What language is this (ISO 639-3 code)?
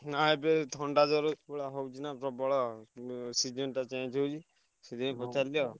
ori